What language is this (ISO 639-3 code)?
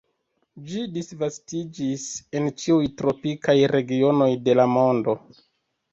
epo